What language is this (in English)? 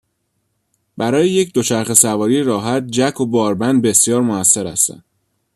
Persian